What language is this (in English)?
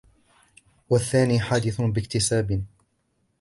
Arabic